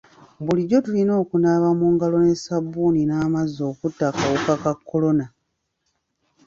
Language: Ganda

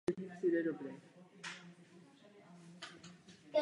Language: Czech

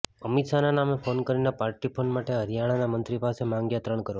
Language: Gujarati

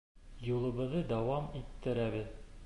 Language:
Bashkir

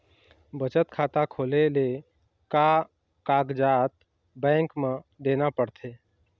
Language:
Chhattisgarhi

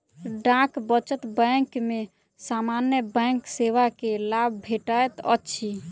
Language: Maithili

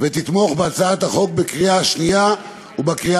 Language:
Hebrew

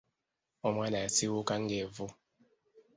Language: Ganda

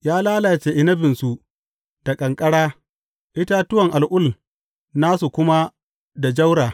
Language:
Hausa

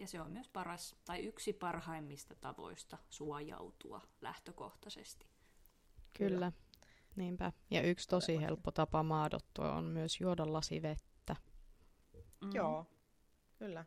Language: Finnish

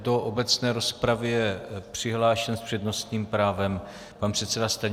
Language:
Czech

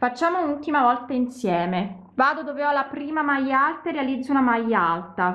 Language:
Italian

